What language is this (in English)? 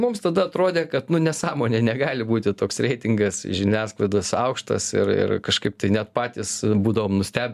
Lithuanian